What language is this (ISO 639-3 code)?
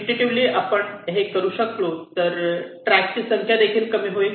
mar